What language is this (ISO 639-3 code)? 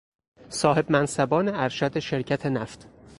fas